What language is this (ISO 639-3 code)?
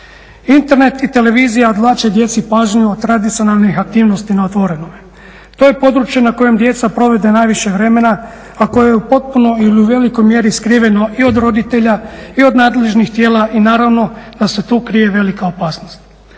hrv